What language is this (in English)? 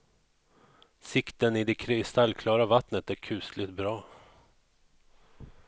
Swedish